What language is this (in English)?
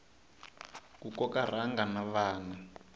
Tsonga